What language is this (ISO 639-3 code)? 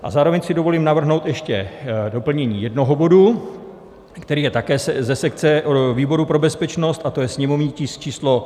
ces